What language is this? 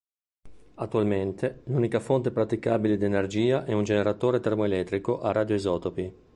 Italian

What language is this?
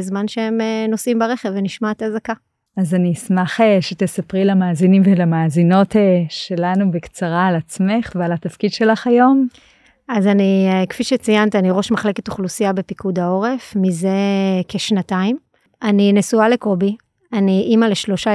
Hebrew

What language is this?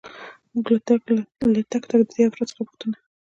Pashto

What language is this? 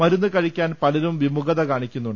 Malayalam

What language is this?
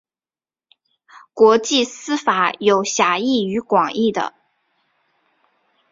Chinese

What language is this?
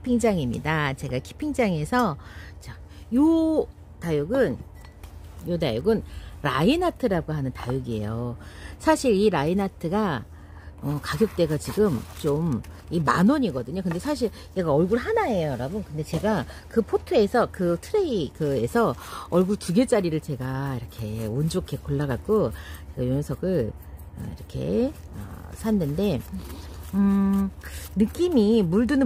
Korean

